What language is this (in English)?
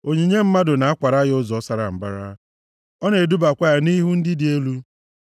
Igbo